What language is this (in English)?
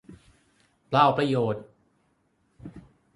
Thai